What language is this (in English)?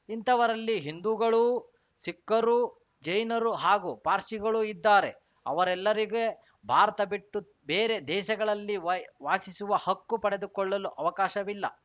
Kannada